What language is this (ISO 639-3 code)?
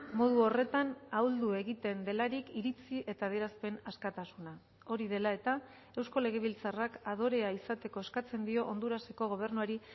eus